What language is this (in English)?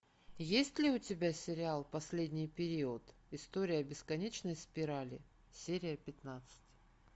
Russian